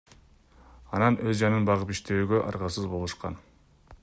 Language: Kyrgyz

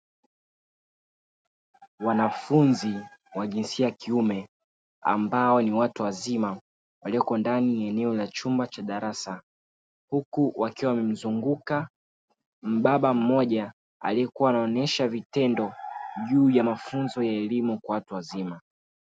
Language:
Swahili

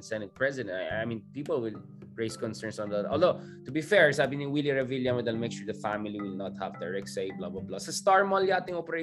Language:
Filipino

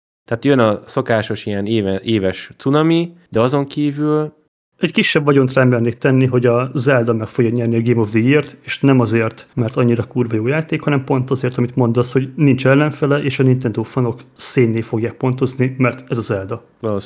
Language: Hungarian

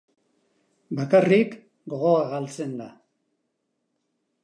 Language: Basque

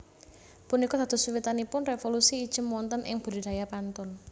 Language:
Javanese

